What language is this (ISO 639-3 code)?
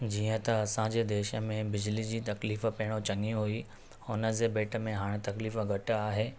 snd